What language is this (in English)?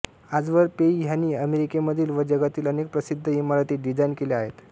Marathi